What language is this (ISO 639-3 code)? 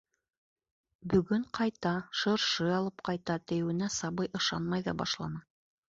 bak